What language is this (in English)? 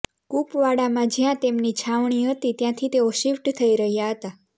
Gujarati